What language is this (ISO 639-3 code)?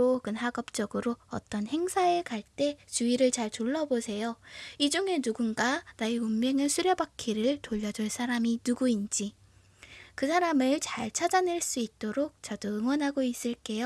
kor